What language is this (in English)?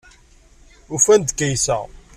Kabyle